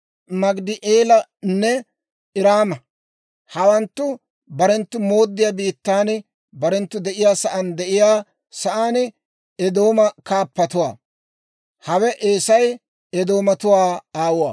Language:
Dawro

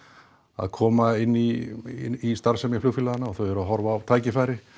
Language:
Icelandic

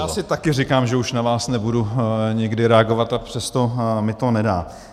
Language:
Czech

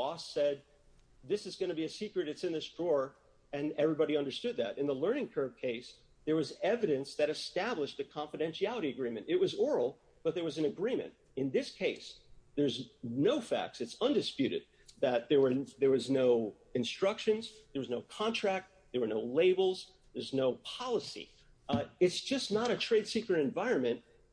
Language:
English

